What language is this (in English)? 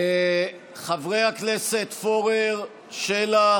Hebrew